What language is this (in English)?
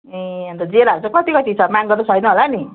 Nepali